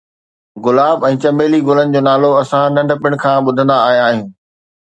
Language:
Sindhi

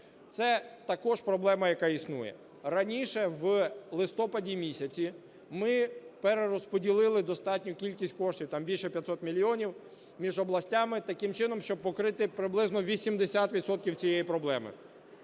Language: Ukrainian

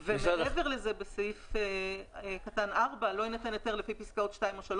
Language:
Hebrew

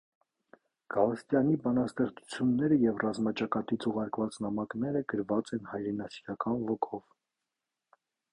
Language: Armenian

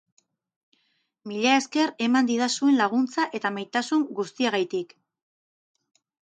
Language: Basque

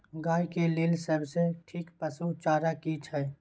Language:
Maithili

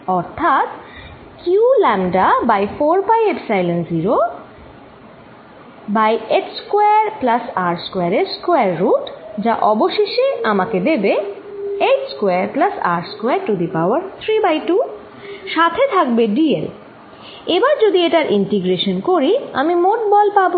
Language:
Bangla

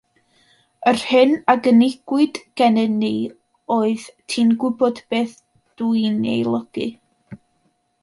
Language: Welsh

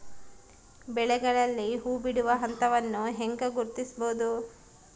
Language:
Kannada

